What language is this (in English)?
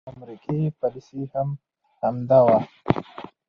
Pashto